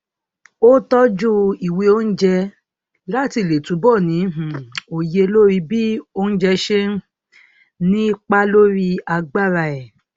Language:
Yoruba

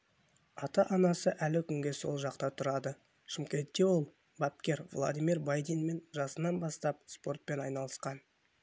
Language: Kazakh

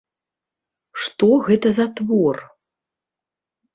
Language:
Belarusian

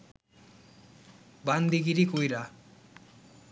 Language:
Bangla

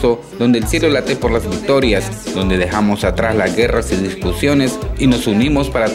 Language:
Spanish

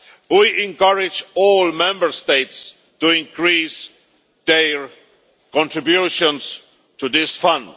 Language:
English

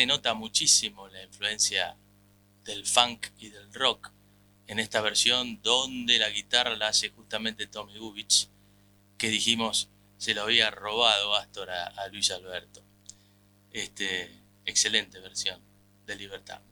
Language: Spanish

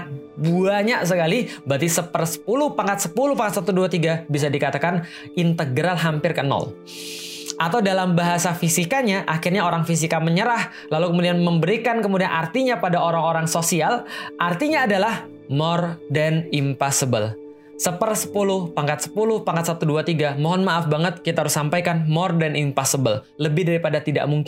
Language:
Indonesian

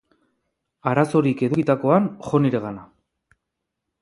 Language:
Basque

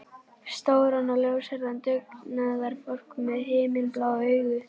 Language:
Icelandic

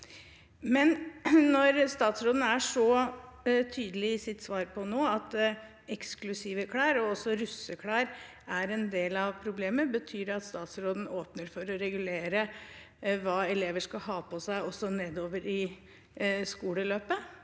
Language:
Norwegian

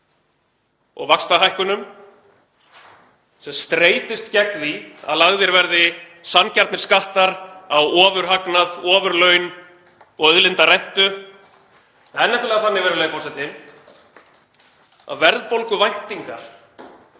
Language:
Icelandic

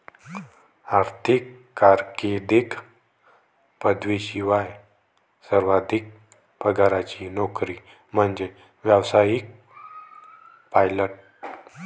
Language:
Marathi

